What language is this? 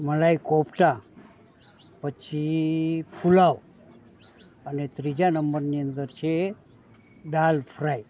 Gujarati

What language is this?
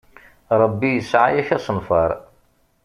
Kabyle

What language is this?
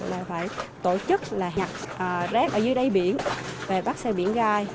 Vietnamese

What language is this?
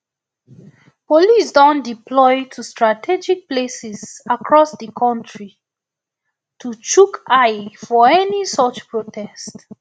Nigerian Pidgin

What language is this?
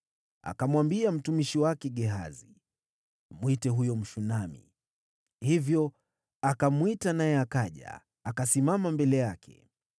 Swahili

